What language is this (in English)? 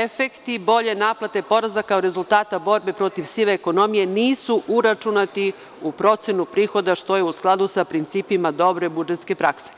Serbian